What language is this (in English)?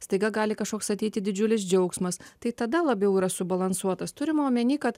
Lithuanian